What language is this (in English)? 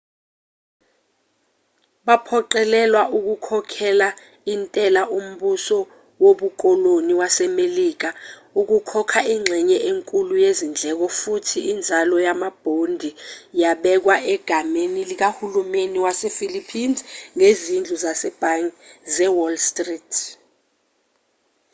Zulu